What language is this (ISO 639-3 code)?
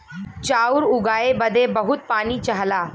bho